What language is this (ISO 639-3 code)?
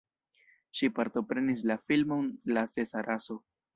epo